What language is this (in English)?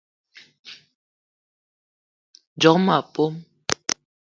Eton (Cameroon)